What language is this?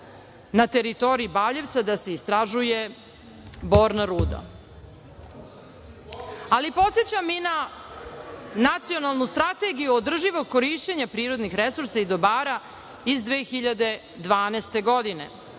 Serbian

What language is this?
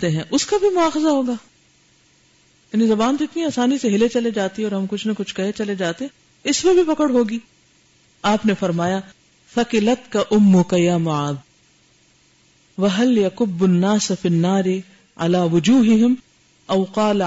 Urdu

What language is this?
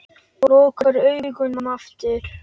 Icelandic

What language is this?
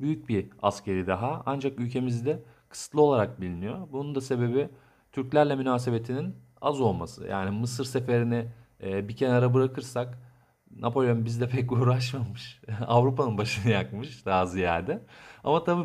Turkish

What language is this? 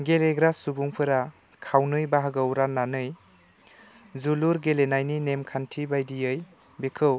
Bodo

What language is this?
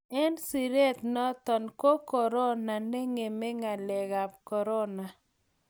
Kalenjin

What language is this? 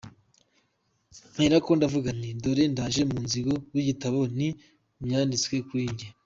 Kinyarwanda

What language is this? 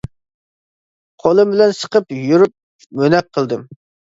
Uyghur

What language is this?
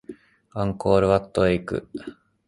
Japanese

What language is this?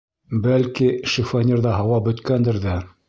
Bashkir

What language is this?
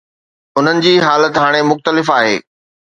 Sindhi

